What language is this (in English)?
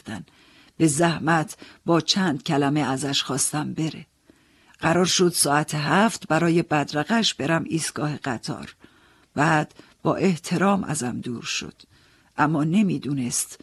Persian